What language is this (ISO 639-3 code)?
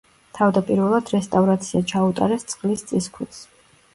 kat